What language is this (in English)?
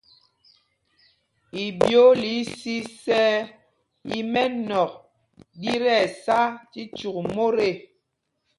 Mpumpong